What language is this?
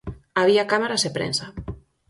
Galician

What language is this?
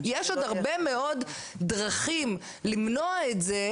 Hebrew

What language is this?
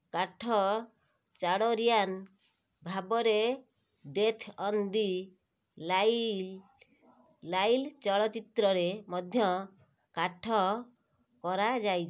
Odia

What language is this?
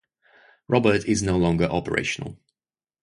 English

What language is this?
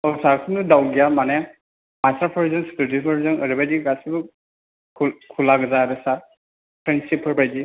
Bodo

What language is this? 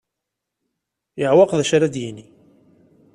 Kabyle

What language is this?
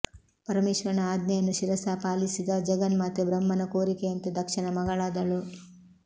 Kannada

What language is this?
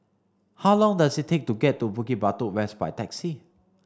English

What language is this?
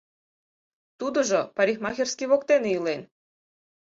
Mari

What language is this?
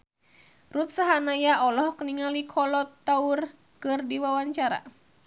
Sundanese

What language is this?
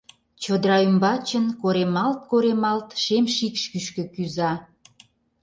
Mari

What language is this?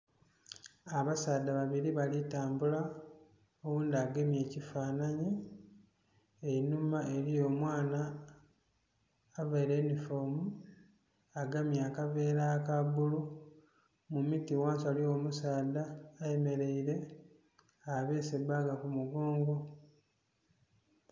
Soga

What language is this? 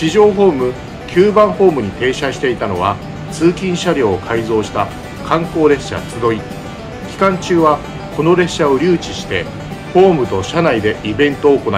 Japanese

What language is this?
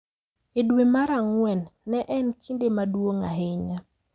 Luo (Kenya and Tanzania)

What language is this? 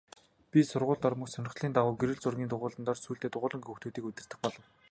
Mongolian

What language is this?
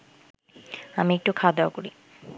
Bangla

